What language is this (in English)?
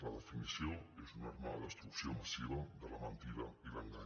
Catalan